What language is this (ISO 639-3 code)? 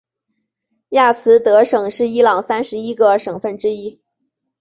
zho